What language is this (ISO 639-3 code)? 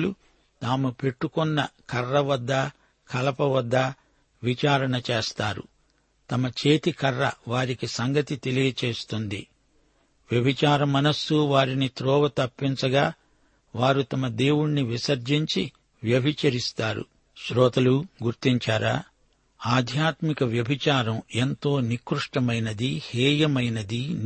tel